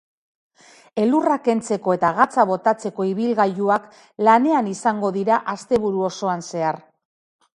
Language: Basque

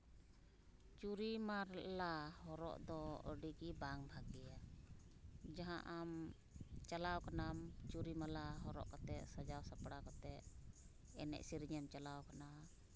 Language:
Santali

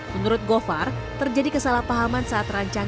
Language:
Indonesian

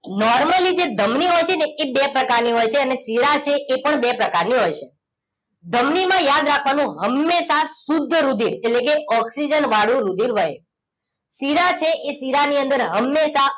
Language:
Gujarati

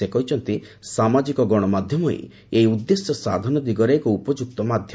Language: Odia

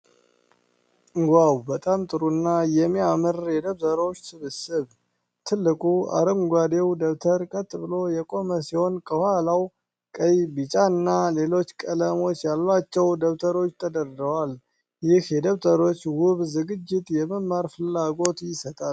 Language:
Amharic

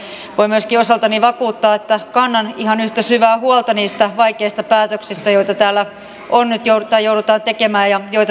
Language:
Finnish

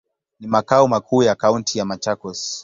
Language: Swahili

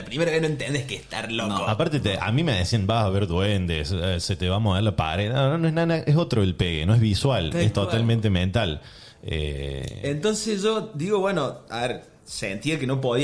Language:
Spanish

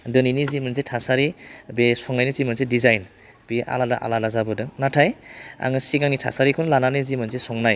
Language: Bodo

